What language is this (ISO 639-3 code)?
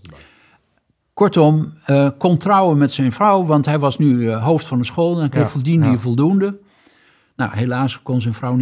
nld